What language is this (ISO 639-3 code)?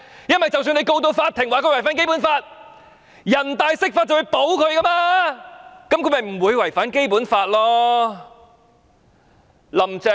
yue